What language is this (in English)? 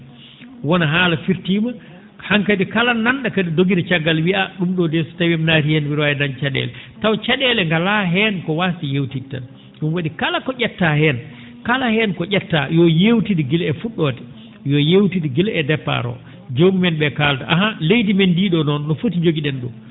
Fula